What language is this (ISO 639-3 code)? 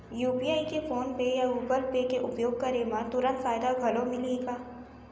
hne